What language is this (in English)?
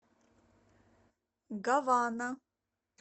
Russian